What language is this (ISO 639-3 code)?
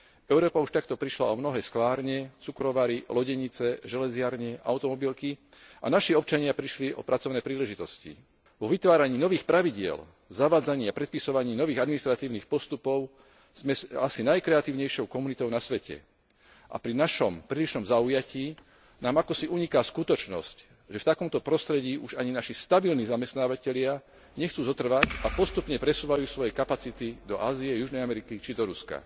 slk